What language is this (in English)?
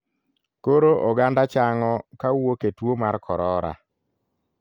Luo (Kenya and Tanzania)